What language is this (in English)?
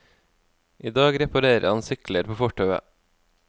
Norwegian